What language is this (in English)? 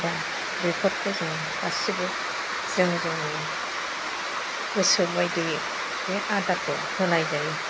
Bodo